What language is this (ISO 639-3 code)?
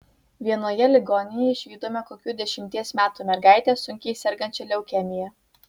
lit